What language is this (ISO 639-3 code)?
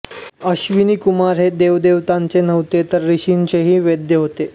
mar